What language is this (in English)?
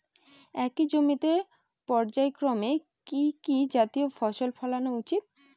Bangla